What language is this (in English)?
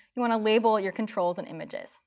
English